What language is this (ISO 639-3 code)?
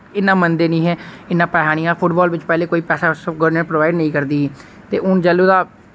doi